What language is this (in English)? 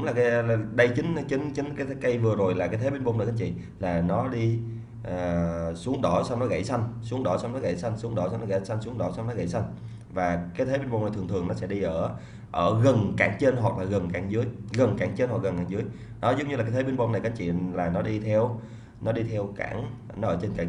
Vietnamese